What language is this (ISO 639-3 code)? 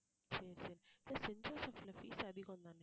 tam